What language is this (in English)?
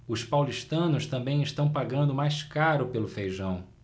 Portuguese